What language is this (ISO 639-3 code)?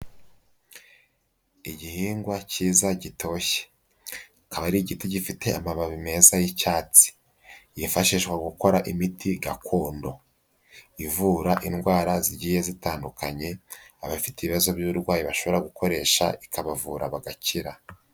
kin